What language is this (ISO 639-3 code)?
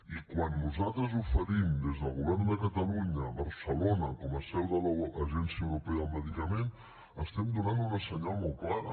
cat